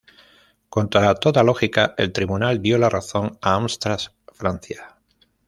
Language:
Spanish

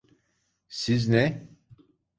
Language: Turkish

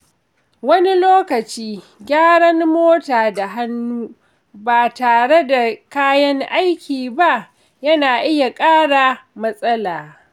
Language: Hausa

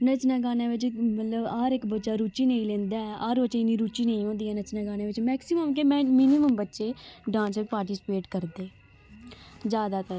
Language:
Dogri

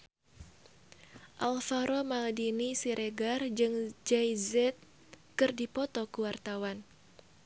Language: Sundanese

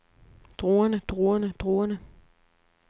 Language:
Danish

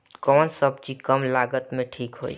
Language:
Bhojpuri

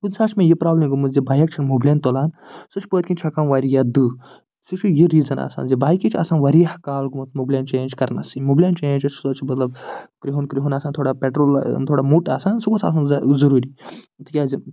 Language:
Kashmiri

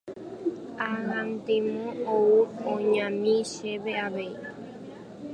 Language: Guarani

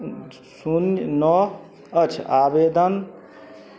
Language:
Maithili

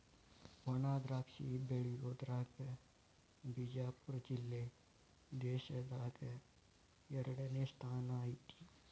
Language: Kannada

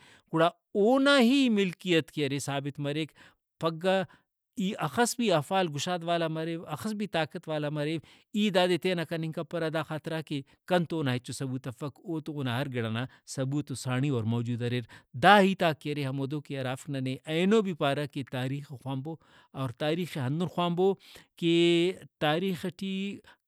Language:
Brahui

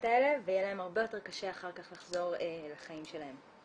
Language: Hebrew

